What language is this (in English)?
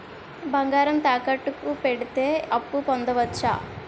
Telugu